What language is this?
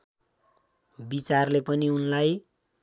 Nepali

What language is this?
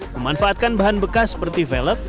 Indonesian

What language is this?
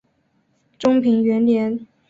Chinese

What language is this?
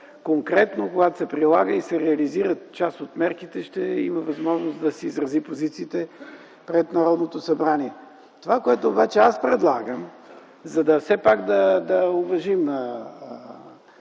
Bulgarian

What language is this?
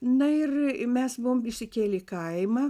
Lithuanian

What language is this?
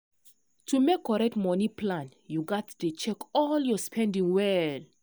Nigerian Pidgin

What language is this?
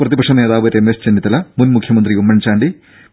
Malayalam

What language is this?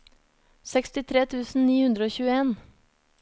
Norwegian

